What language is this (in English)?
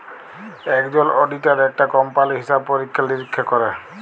Bangla